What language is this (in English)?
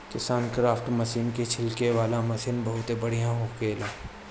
Bhojpuri